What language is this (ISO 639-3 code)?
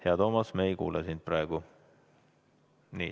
est